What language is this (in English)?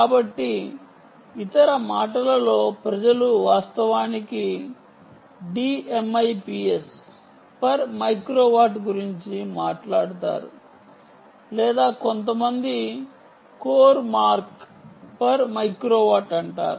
Telugu